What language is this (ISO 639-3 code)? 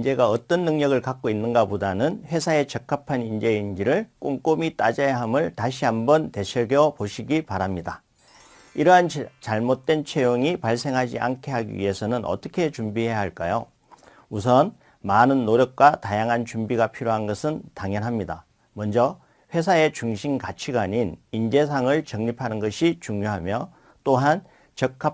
kor